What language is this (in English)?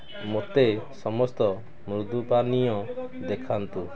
Odia